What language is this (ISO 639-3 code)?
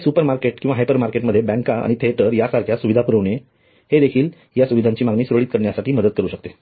mar